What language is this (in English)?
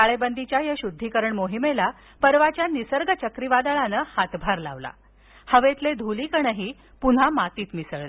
Marathi